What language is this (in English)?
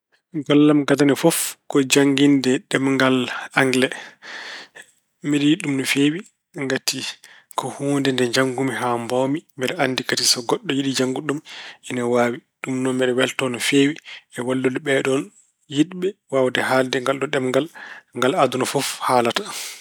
Fula